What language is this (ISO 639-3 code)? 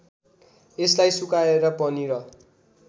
nep